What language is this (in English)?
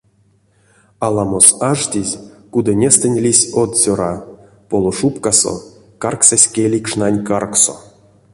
Erzya